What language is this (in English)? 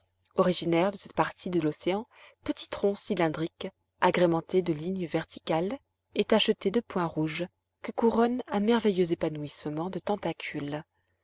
French